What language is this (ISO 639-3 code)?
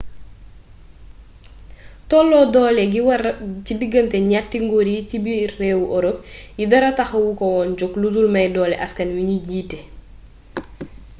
wol